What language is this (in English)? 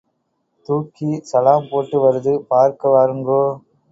Tamil